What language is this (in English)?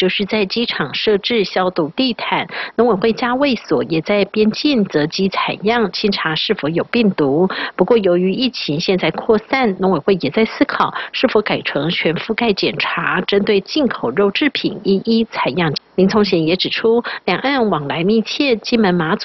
Chinese